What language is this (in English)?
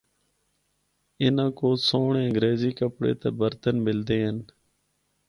Northern Hindko